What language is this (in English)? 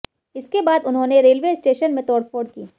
Hindi